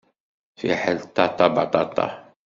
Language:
Kabyle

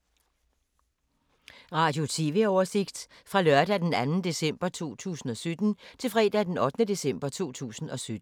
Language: Danish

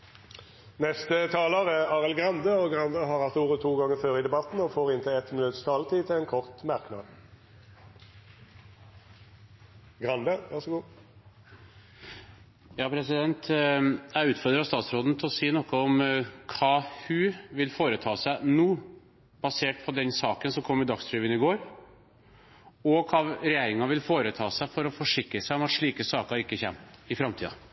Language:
Norwegian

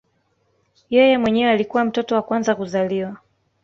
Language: Swahili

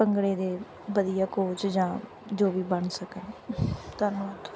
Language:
Punjabi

